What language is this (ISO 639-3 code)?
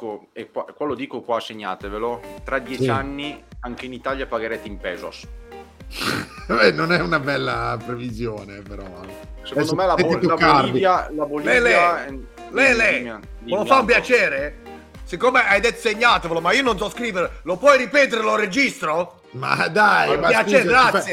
ita